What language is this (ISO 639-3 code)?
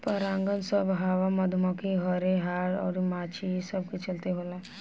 bho